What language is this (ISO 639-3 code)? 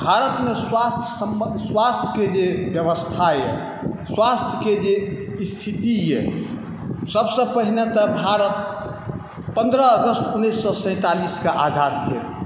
mai